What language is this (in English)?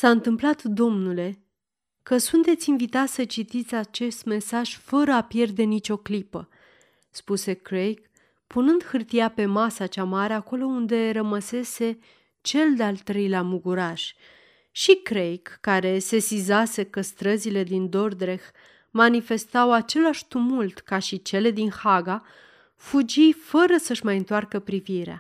Romanian